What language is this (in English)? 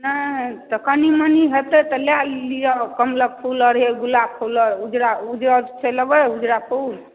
Maithili